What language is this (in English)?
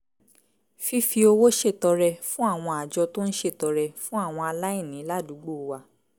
Yoruba